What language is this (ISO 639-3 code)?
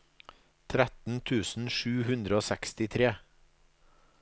nor